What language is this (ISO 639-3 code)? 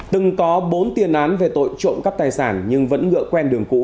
vie